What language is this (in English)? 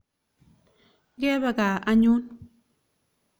Kalenjin